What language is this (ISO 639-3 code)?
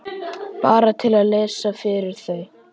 isl